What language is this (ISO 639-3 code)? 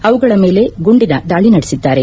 kan